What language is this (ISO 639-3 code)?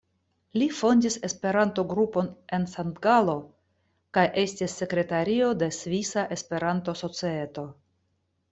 epo